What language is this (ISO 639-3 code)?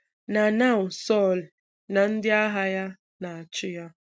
ibo